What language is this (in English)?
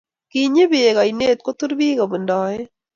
Kalenjin